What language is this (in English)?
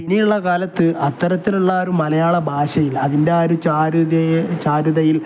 Malayalam